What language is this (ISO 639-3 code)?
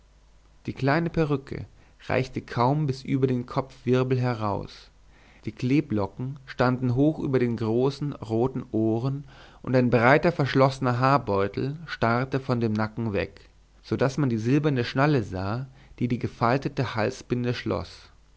deu